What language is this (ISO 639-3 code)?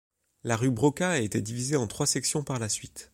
fra